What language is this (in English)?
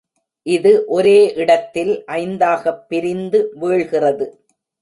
Tamil